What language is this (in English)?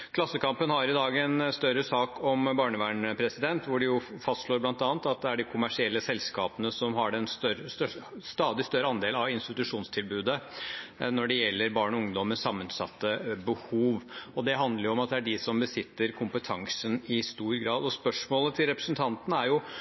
Norwegian Bokmål